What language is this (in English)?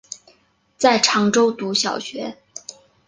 Chinese